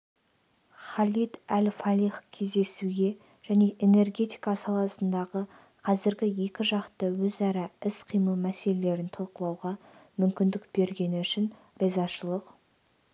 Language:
Kazakh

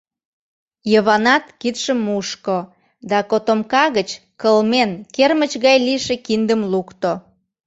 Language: Mari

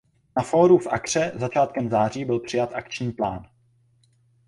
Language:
Czech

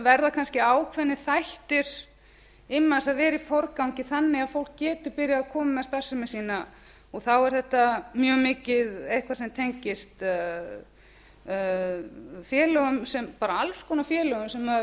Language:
Icelandic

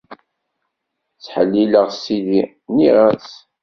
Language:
Kabyle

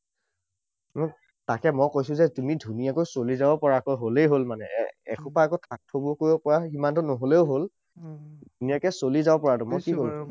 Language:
Assamese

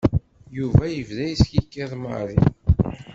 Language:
Kabyle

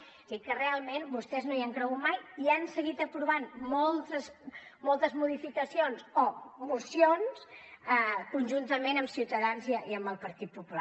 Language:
Catalan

